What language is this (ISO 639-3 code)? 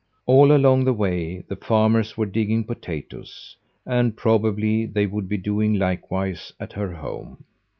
eng